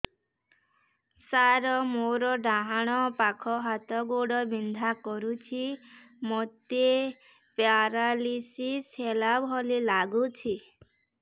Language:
Odia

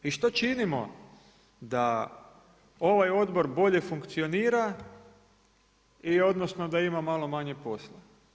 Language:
Croatian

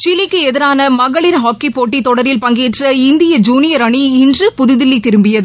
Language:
Tamil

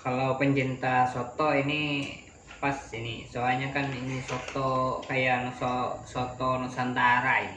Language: Indonesian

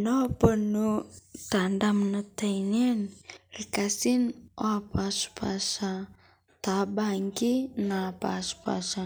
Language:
Masai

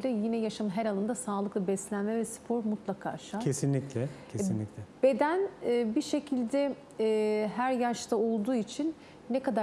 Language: Turkish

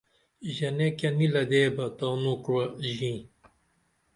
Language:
Dameli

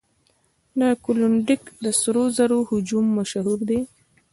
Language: Pashto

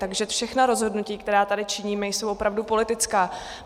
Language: Czech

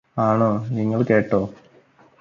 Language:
Malayalam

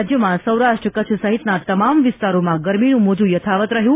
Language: Gujarati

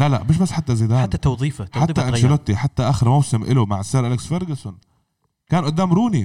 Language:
Arabic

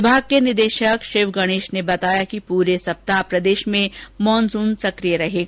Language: Hindi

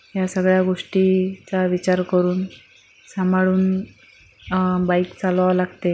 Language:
Marathi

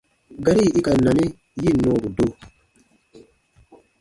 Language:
Baatonum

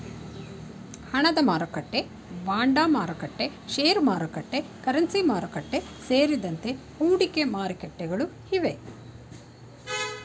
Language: Kannada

